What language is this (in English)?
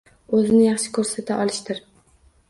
Uzbek